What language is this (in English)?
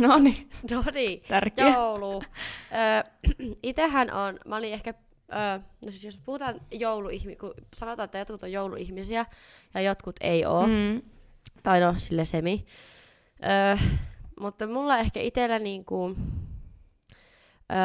Finnish